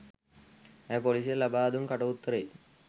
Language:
Sinhala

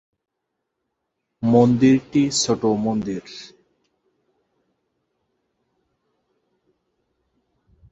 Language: Bangla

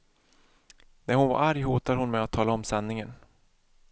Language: Swedish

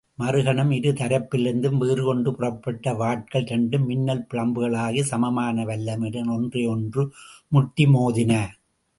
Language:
Tamil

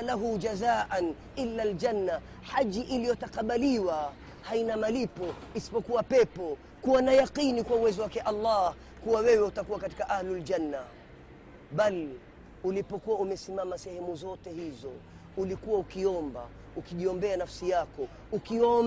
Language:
Swahili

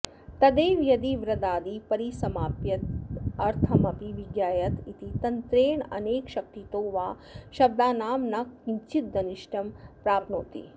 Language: Sanskrit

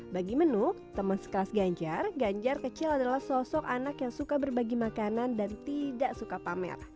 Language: Indonesian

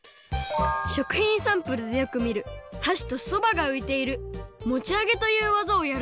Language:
Japanese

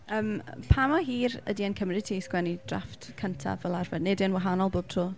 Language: Welsh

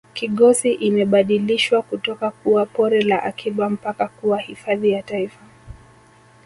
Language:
Swahili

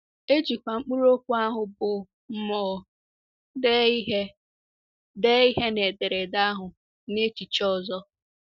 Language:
Igbo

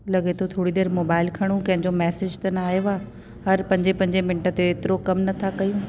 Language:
Sindhi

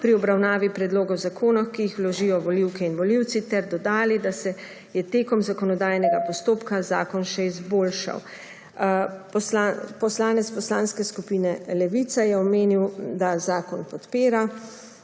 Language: Slovenian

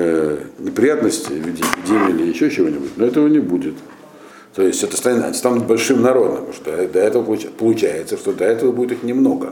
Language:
Russian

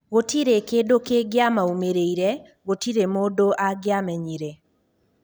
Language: Kikuyu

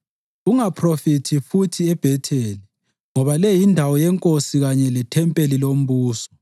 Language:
North Ndebele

